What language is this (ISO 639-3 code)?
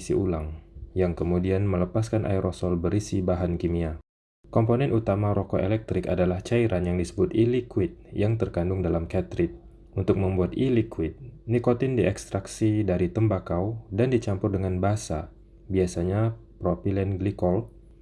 ind